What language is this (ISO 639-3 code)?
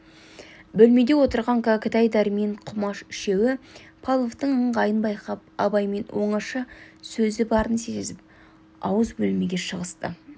kaz